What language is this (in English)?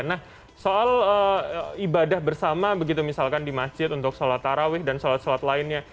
Indonesian